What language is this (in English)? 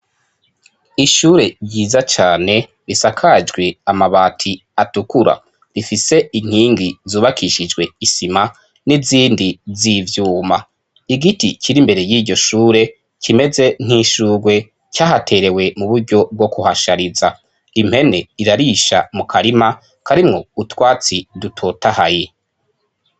Rundi